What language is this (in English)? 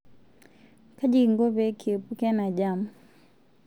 Masai